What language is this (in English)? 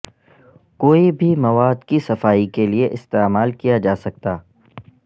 Urdu